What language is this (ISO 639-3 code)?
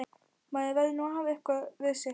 isl